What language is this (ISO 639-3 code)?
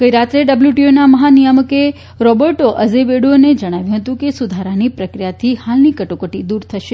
guj